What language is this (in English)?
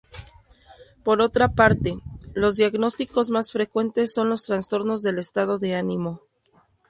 Spanish